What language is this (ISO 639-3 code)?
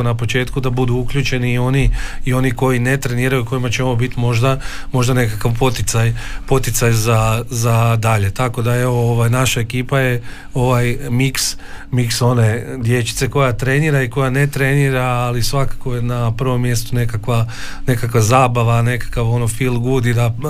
hrv